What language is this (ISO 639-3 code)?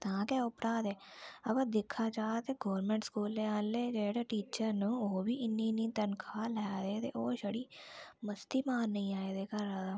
doi